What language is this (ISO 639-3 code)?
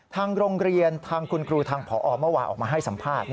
tha